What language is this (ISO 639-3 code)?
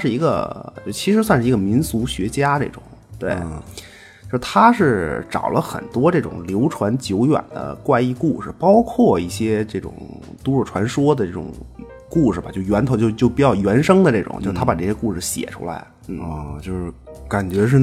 zho